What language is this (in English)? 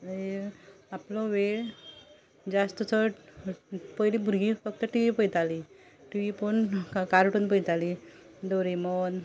Konkani